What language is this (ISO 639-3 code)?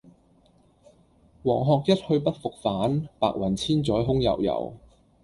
yue